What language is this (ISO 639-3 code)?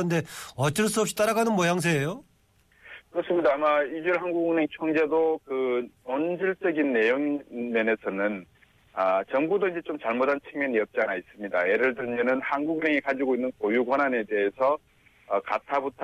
kor